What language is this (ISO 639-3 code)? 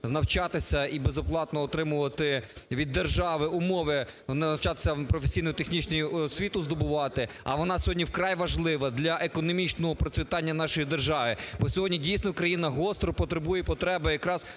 ukr